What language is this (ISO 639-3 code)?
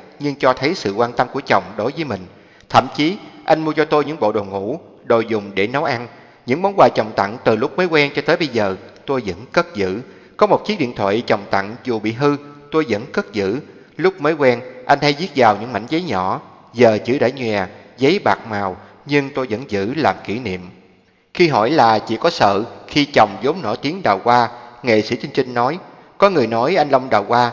vie